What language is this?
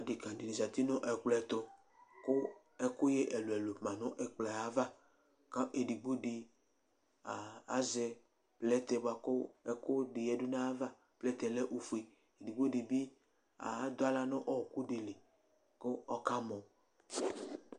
Ikposo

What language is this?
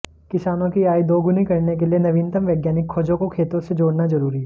Hindi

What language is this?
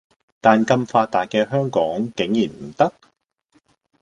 Cantonese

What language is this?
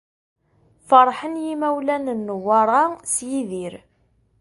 Kabyle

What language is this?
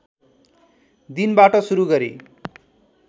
Nepali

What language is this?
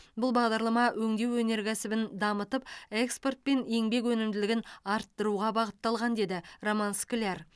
Kazakh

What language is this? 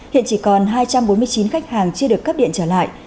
Vietnamese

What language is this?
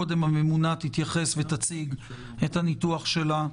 Hebrew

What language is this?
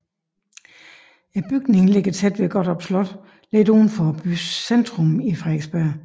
Danish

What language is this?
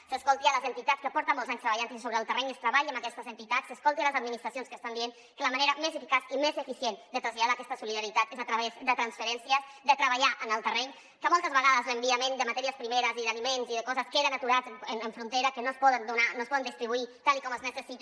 Catalan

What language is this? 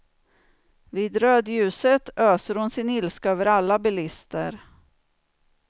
Swedish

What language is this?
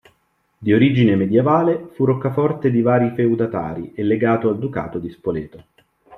Italian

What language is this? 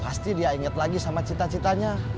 Indonesian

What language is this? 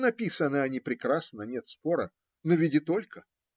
Russian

